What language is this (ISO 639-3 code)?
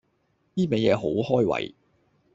yue